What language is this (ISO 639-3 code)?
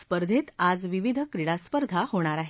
mar